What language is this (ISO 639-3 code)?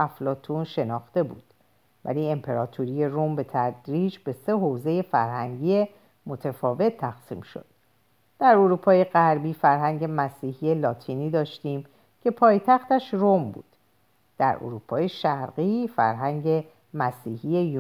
fas